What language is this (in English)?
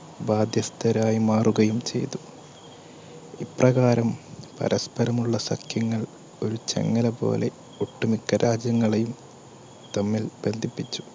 Malayalam